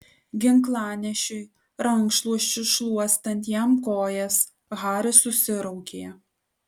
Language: Lithuanian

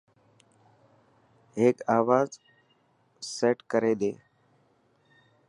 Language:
Dhatki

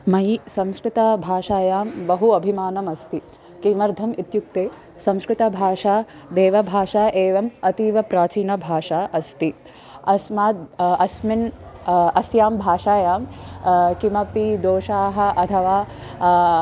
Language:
Sanskrit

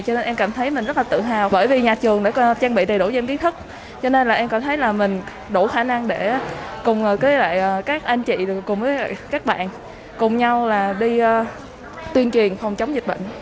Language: Vietnamese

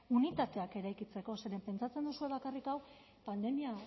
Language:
Basque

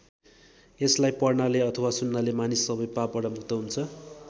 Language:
Nepali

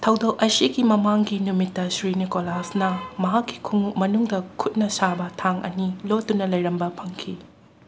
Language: Manipuri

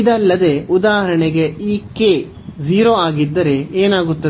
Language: Kannada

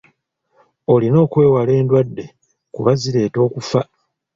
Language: Ganda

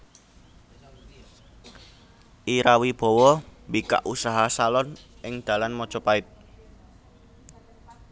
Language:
Javanese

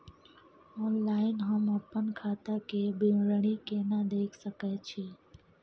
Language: Maithili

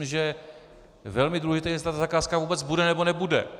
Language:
Czech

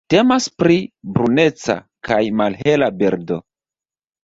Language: Esperanto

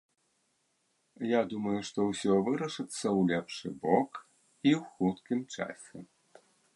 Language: Belarusian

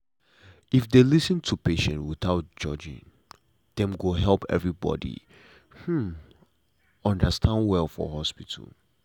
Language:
Nigerian Pidgin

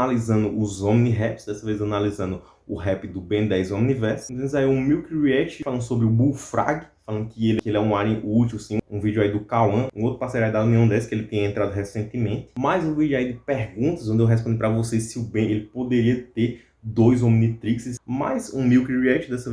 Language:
Portuguese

